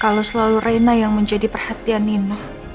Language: Indonesian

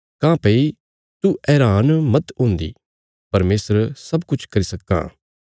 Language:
Bilaspuri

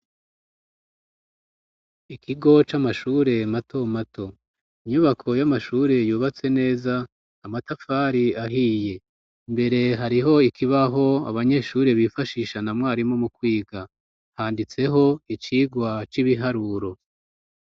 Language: Rundi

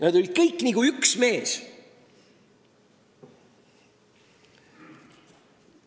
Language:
Estonian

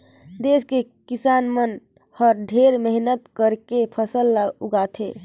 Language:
Chhattisgarhi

